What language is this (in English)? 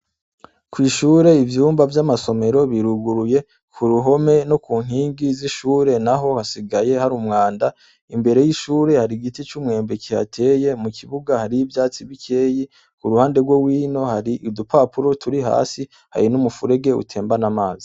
Rundi